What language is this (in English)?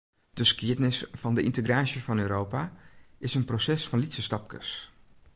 Western Frisian